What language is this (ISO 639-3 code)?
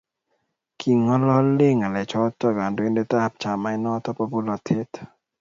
kln